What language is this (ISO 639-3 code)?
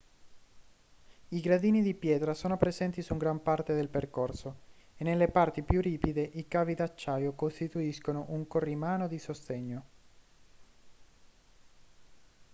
ita